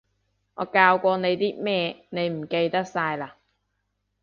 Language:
Cantonese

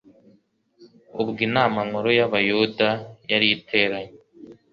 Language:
Kinyarwanda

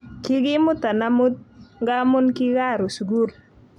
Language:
Kalenjin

